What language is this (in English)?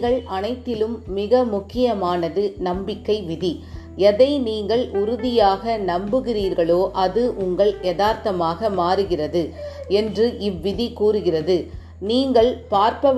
Tamil